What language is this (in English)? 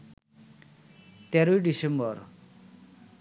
Bangla